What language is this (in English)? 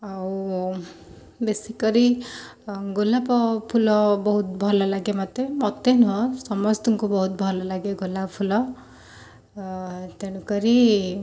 Odia